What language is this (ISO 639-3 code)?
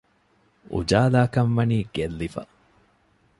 div